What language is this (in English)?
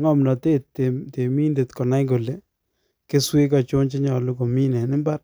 Kalenjin